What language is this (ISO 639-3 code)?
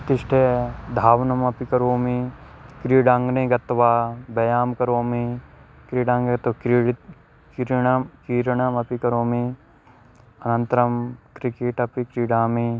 san